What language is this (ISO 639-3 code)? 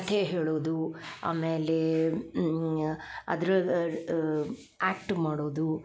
kan